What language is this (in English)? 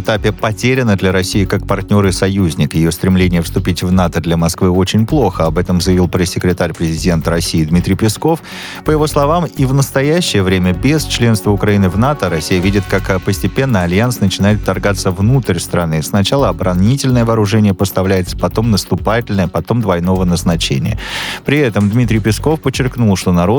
Russian